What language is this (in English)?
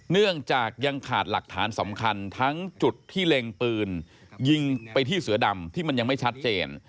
Thai